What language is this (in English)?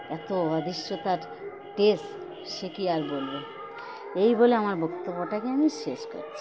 Bangla